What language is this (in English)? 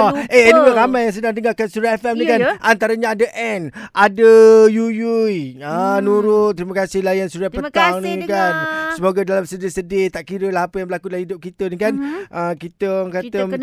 Malay